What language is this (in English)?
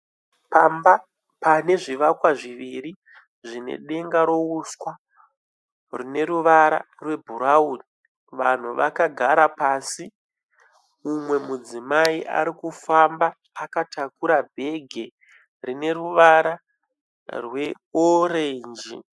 Shona